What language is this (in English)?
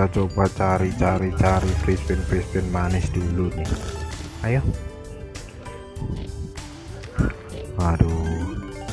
Indonesian